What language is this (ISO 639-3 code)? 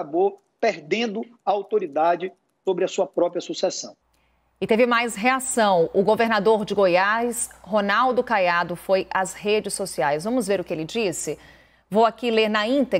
por